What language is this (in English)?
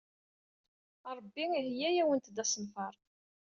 Kabyle